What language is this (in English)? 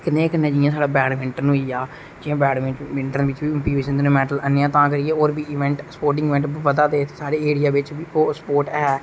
Dogri